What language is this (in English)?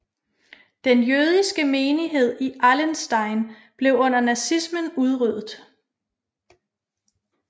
Danish